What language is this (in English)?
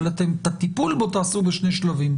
Hebrew